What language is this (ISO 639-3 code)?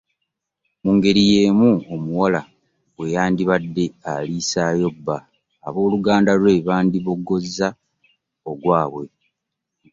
lug